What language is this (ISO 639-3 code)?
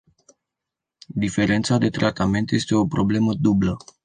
ron